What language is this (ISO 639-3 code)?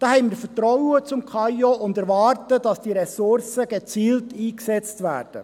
gsw